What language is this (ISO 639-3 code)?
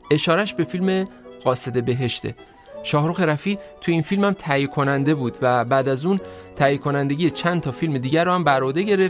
fas